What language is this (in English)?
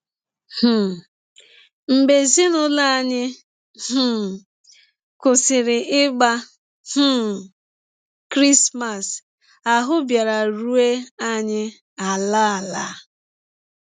Igbo